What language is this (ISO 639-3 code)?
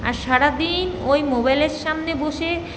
ben